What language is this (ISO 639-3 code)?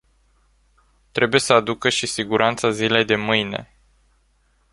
ron